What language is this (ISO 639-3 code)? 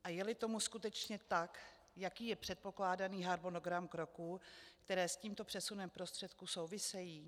ces